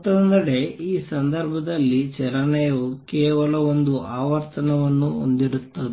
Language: Kannada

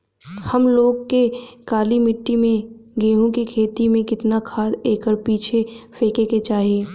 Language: Bhojpuri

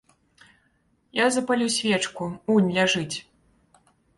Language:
Belarusian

